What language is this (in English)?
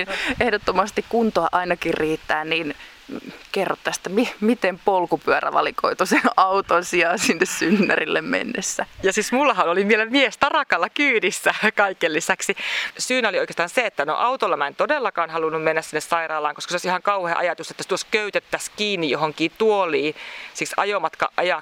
Finnish